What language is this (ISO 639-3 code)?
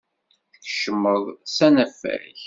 kab